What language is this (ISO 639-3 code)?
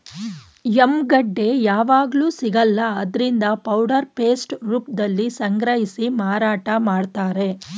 kan